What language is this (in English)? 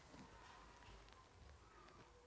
Maithili